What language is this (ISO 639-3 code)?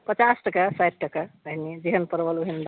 mai